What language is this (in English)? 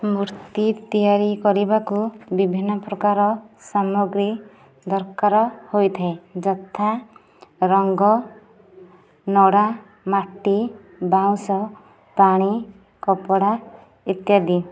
Odia